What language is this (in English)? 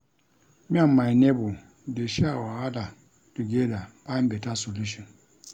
Nigerian Pidgin